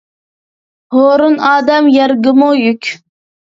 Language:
Uyghur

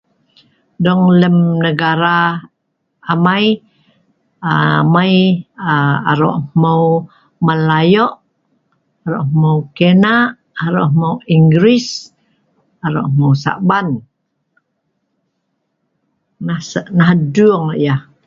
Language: Sa'ban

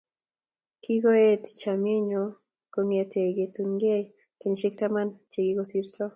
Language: Kalenjin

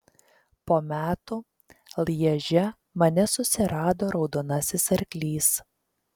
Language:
Lithuanian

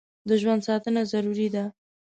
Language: Pashto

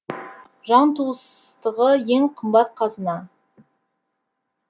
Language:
Kazakh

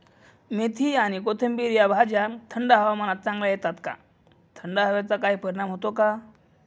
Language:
Marathi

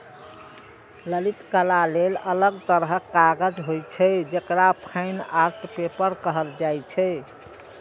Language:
Maithili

